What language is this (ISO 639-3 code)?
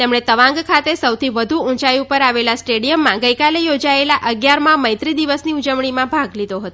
guj